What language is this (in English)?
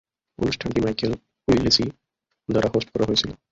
Bangla